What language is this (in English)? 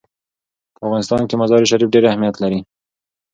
Pashto